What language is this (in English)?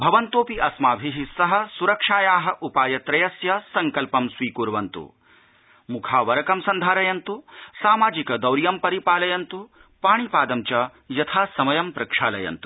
Sanskrit